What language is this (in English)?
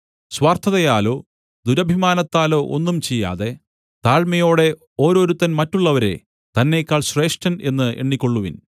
Malayalam